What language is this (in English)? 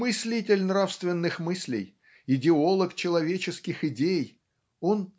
Russian